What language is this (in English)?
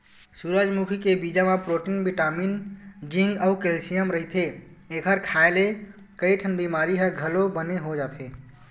Chhattisgarhi